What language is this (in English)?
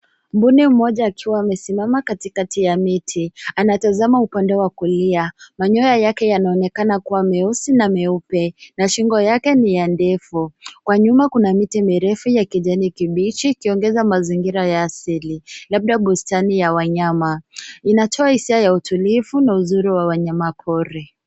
Swahili